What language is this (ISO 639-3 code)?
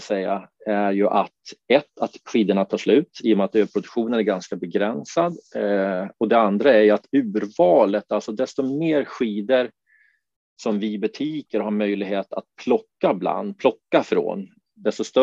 swe